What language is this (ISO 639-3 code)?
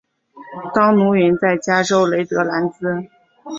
zho